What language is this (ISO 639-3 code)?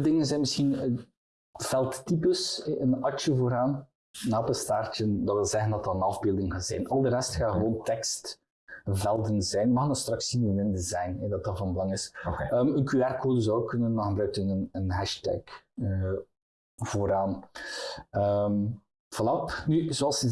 nld